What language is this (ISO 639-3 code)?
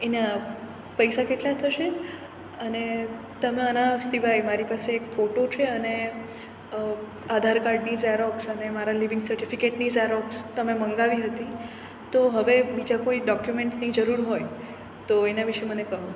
guj